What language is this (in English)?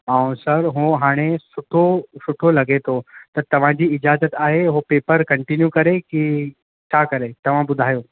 Sindhi